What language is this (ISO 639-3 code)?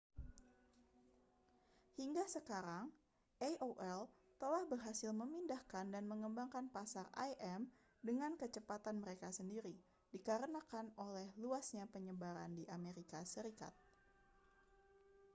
ind